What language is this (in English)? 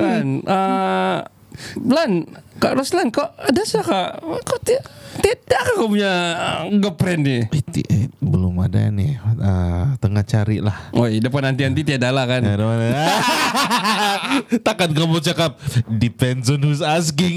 Malay